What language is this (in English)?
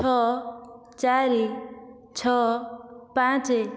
Odia